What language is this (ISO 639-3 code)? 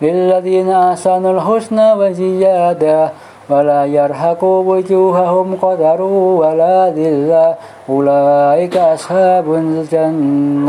ara